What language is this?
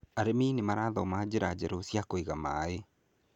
Kikuyu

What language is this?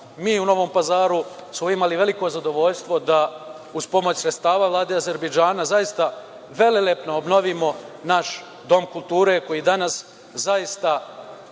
Serbian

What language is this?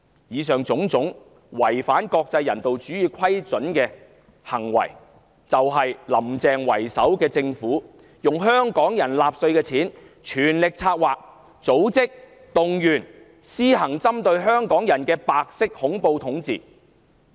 Cantonese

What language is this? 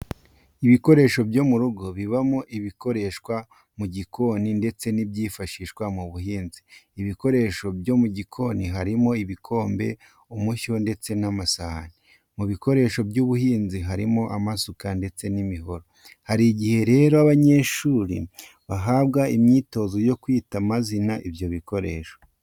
Kinyarwanda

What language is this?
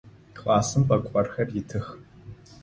Adyghe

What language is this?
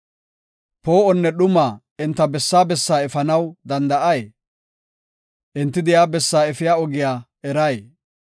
Gofa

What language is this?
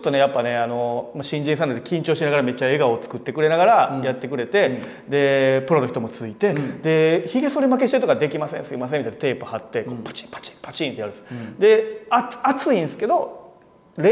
Japanese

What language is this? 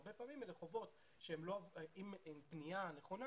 Hebrew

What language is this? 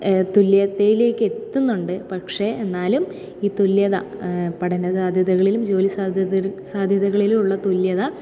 Malayalam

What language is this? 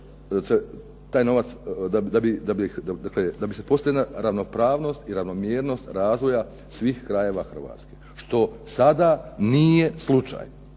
Croatian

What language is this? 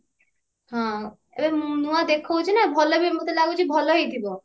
Odia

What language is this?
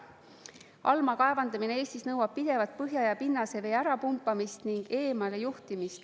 Estonian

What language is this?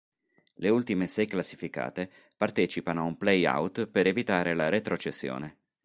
Italian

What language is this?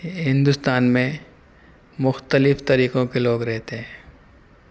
Urdu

